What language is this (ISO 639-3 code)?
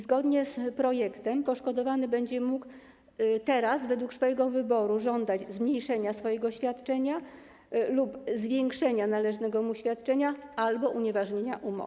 pol